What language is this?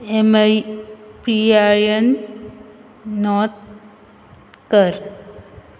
Konkani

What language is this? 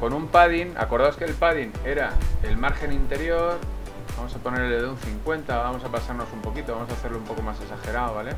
Spanish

